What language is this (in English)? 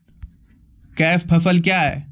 Maithili